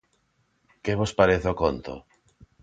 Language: Galician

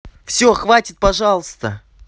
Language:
Russian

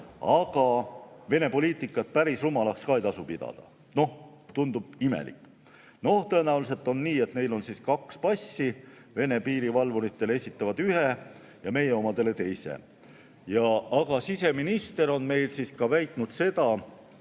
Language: Estonian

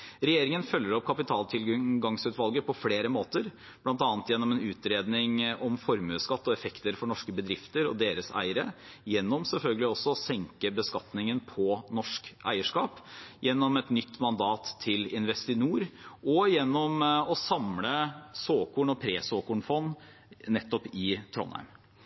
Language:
Norwegian Bokmål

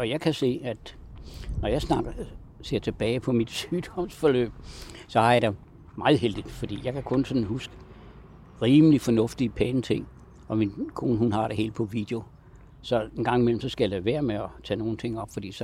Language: Danish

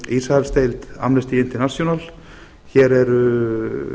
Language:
Icelandic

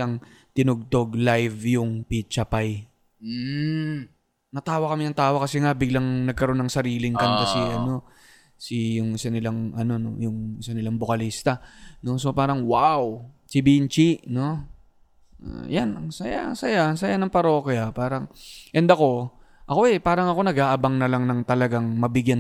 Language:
Filipino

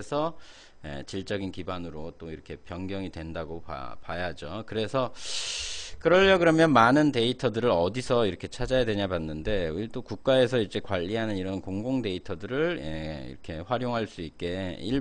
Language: Korean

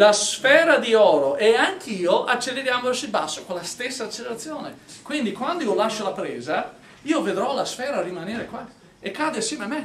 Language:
Italian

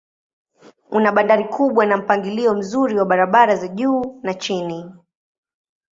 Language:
Swahili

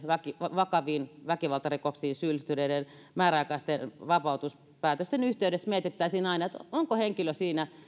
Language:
Finnish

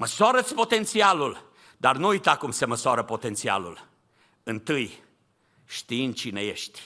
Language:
Romanian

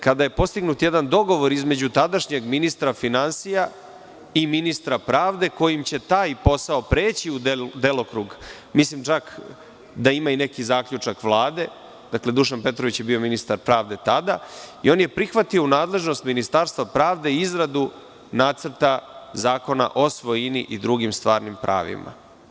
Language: Serbian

